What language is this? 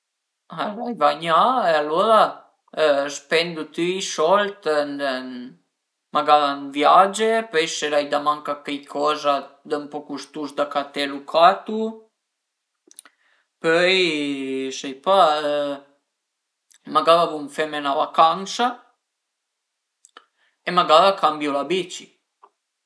Piedmontese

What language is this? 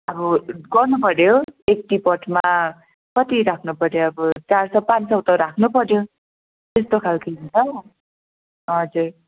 Nepali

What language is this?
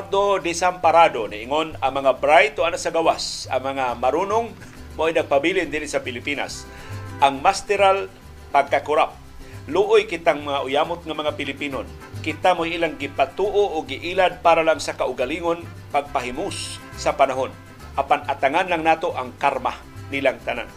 Filipino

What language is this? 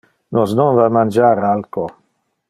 Interlingua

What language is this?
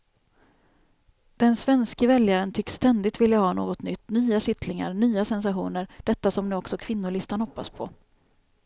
Swedish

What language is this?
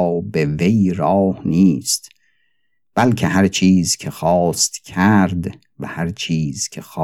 Persian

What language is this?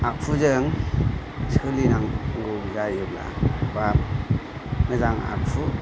Bodo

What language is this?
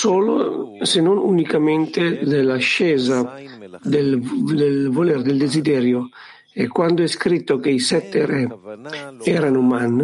Italian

